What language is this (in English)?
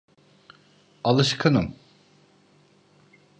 Turkish